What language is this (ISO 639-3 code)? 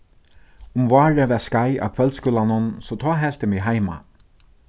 fao